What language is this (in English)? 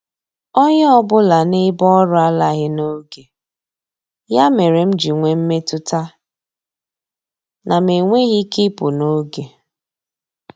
Igbo